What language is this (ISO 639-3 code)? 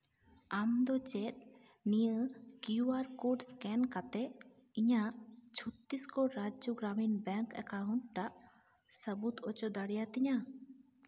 sat